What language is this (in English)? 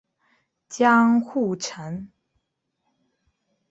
Chinese